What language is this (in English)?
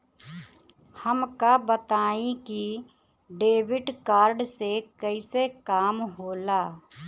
Bhojpuri